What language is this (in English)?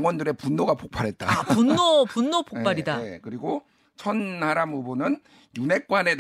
Korean